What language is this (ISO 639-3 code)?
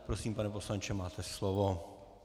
ces